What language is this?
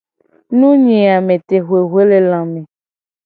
Gen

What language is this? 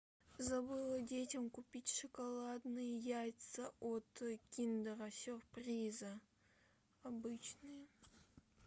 Russian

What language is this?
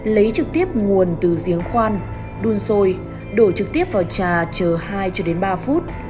Vietnamese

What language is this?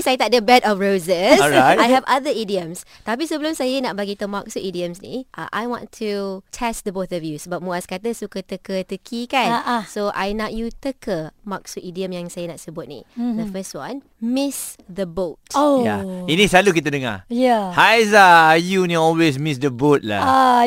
Malay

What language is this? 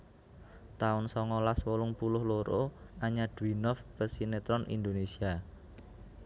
Javanese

